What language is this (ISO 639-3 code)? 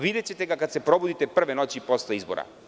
srp